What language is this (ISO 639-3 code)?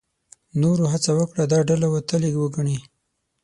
pus